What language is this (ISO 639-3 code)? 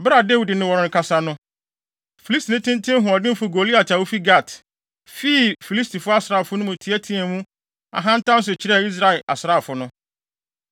aka